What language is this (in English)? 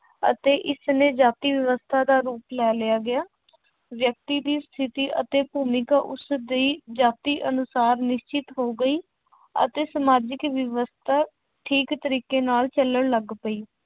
Punjabi